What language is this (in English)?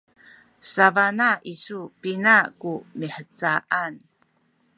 Sakizaya